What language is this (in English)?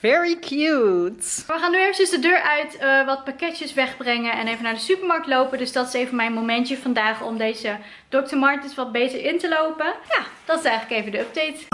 Dutch